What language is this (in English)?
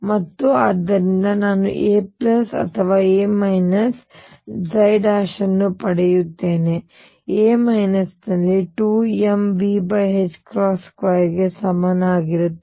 Kannada